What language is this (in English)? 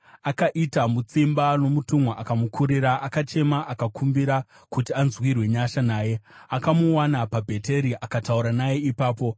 Shona